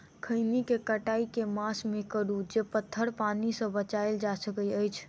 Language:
Maithili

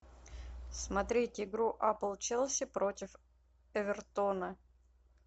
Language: Russian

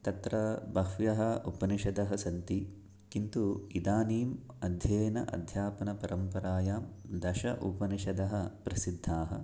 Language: Sanskrit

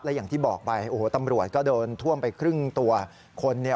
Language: Thai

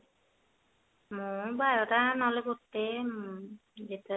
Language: Odia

